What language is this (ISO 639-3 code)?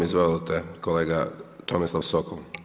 hrv